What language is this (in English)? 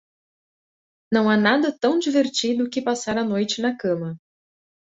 Portuguese